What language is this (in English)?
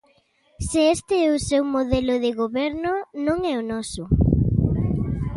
Galician